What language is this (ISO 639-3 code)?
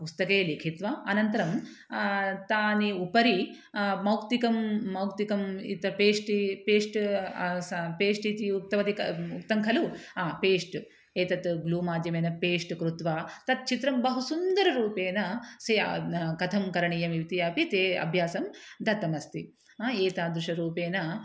san